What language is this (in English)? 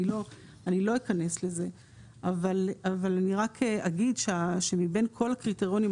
Hebrew